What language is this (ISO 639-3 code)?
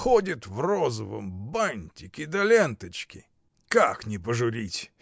rus